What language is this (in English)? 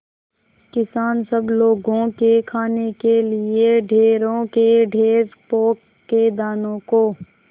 Hindi